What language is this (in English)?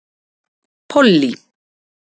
Icelandic